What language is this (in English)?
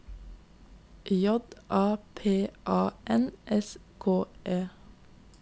Norwegian